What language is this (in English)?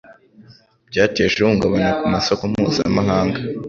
Kinyarwanda